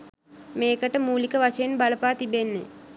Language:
Sinhala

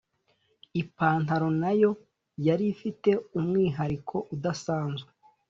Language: Kinyarwanda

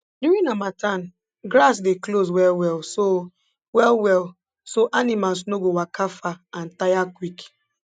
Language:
Nigerian Pidgin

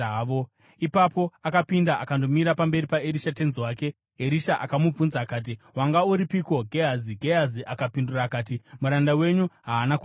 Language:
Shona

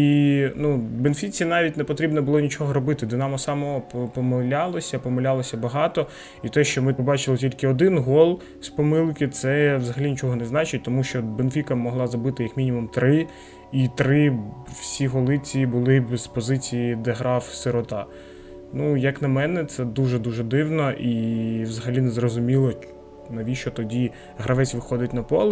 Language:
Ukrainian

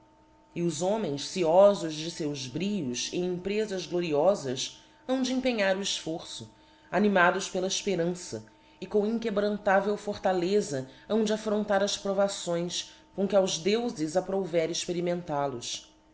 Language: Portuguese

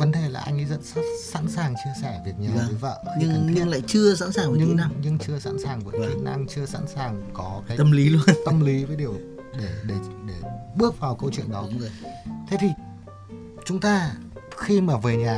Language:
Vietnamese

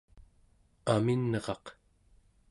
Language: Central Yupik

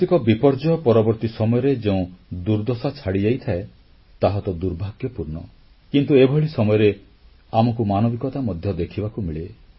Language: Odia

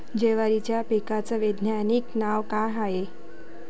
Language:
Marathi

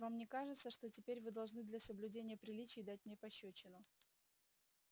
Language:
Russian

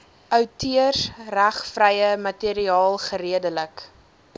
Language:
Afrikaans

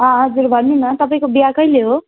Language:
Nepali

